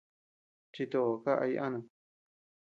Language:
Tepeuxila Cuicatec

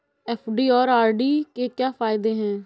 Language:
Hindi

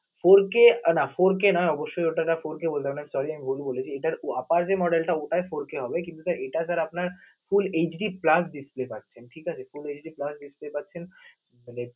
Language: Bangla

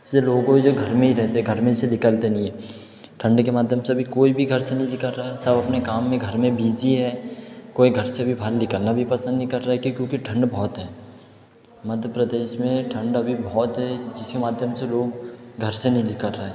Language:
Hindi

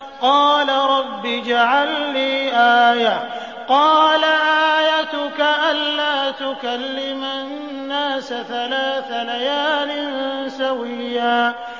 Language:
Arabic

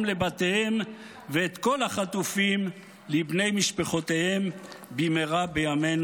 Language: Hebrew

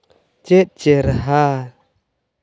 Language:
Santali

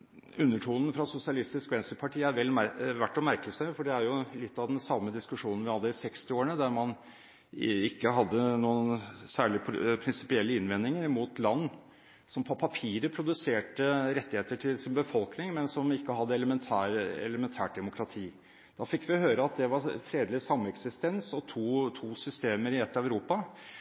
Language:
Norwegian Bokmål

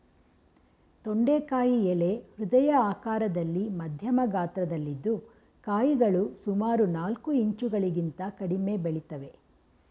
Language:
Kannada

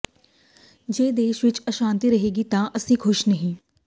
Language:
Punjabi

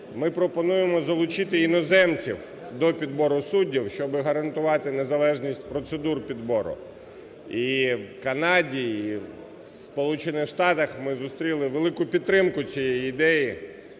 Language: Ukrainian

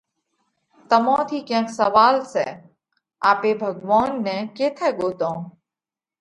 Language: Parkari Koli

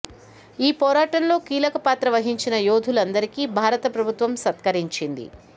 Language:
Telugu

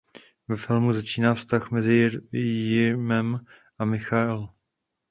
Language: Czech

